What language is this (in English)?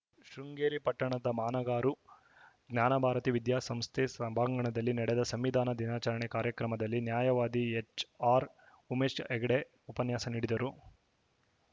Kannada